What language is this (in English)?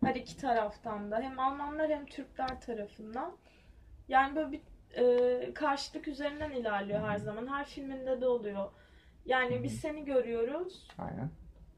Turkish